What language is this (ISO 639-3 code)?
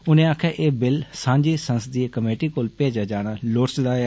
doi